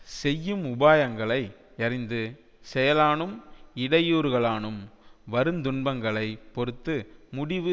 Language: Tamil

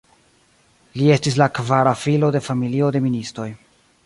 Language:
Esperanto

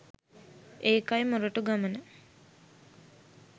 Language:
Sinhala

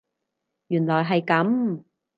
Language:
Cantonese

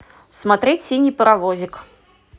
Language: Russian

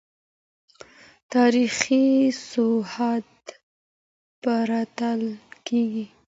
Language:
Pashto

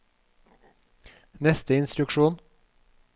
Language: Norwegian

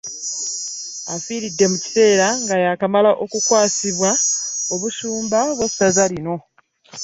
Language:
Ganda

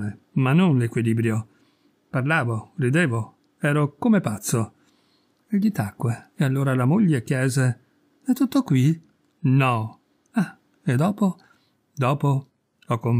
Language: Italian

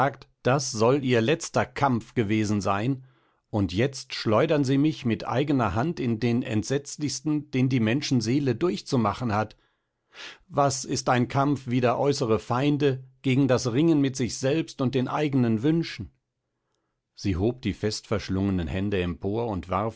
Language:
German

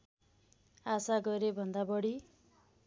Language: Nepali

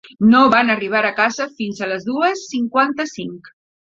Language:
Catalan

